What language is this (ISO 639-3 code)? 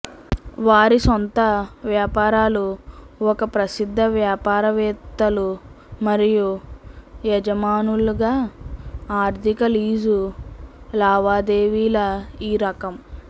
tel